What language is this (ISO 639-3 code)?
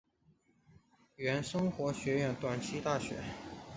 zho